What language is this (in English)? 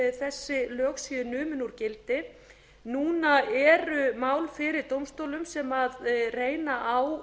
Icelandic